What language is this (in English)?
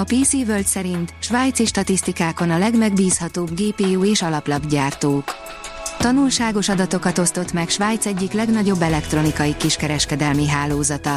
Hungarian